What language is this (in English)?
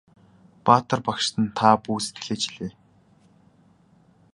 Mongolian